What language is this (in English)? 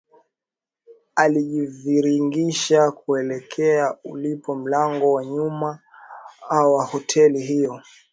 Swahili